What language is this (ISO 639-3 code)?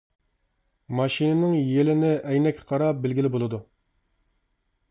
uig